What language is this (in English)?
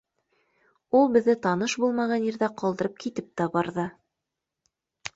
Bashkir